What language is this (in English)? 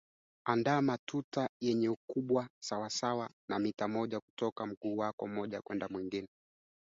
Swahili